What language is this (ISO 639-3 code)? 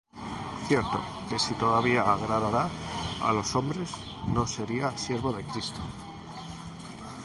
spa